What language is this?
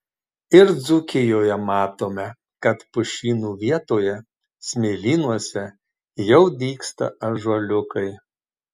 Lithuanian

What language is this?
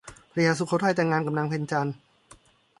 Thai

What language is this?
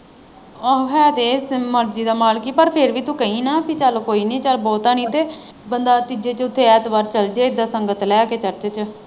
Punjabi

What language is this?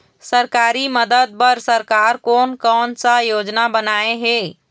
Chhattisgarhi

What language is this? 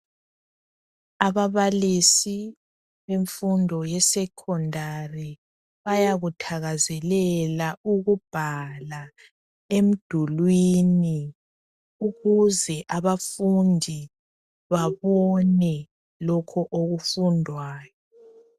North Ndebele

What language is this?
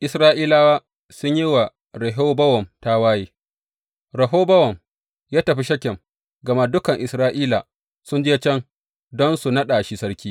Hausa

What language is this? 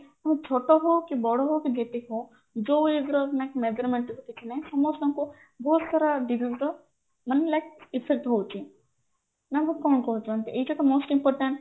Odia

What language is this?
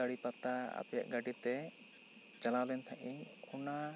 Santali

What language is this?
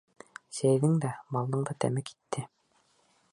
Bashkir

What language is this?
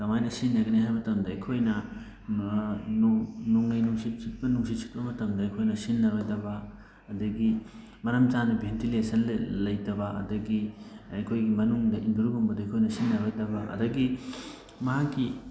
Manipuri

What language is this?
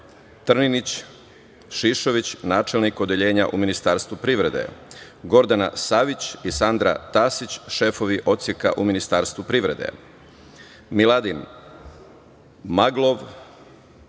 Serbian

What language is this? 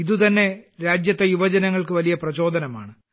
Malayalam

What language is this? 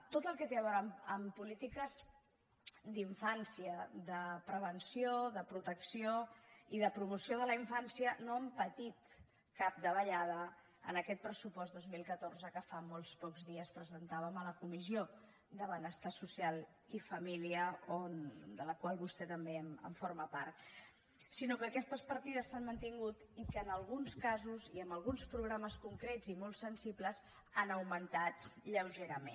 Catalan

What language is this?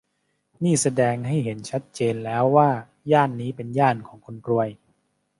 Thai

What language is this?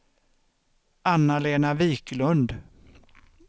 Swedish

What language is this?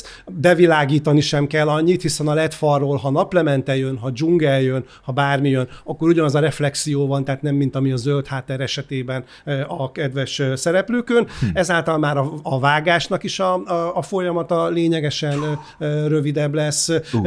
Hungarian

